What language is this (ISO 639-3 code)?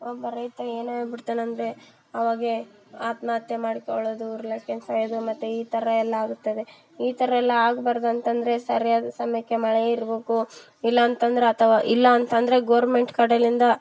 kan